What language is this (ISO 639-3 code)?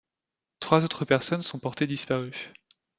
fra